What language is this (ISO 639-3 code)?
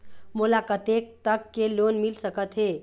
hne